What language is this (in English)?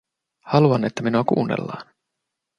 Finnish